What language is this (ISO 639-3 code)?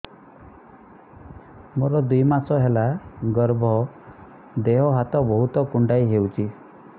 ori